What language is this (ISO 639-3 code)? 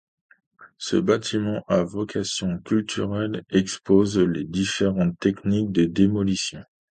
fra